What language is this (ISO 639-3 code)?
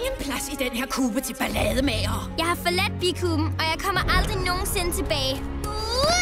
dan